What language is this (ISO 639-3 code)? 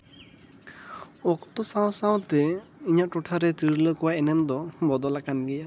sat